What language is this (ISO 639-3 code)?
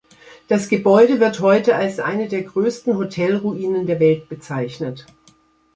deu